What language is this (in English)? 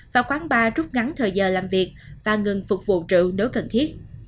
Vietnamese